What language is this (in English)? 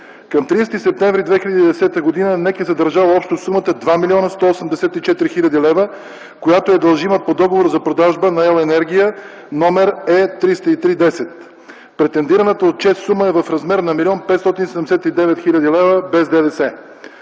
Bulgarian